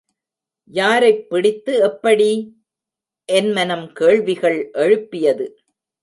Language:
Tamil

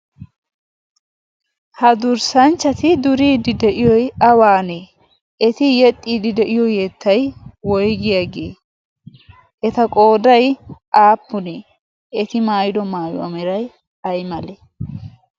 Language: Wolaytta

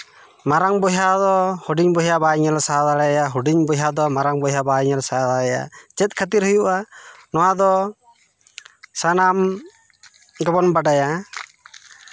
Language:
Santali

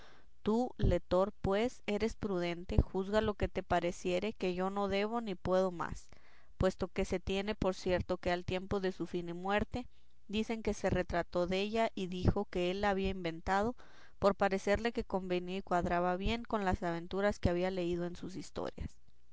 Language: Spanish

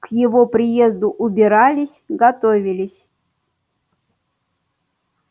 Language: Russian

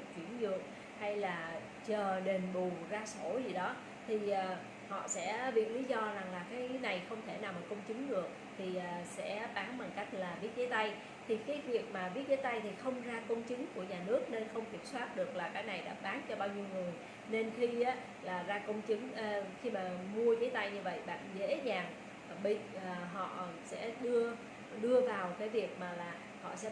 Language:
Vietnamese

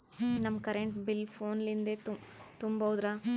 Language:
Kannada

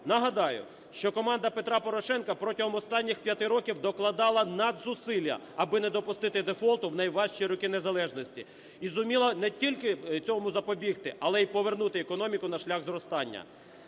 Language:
Ukrainian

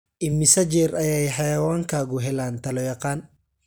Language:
Somali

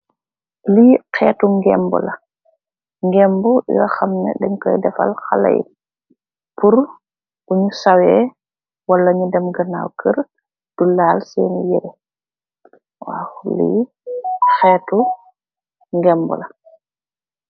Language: Wolof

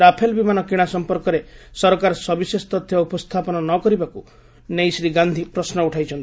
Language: Odia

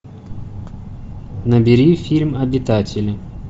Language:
Russian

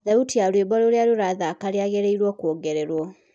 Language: Kikuyu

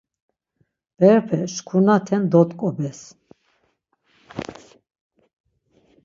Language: Laz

